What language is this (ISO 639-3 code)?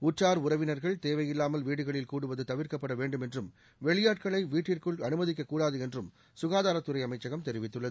tam